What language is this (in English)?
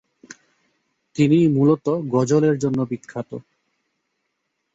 Bangla